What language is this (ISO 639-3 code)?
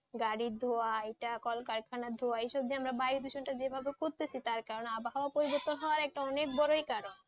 ben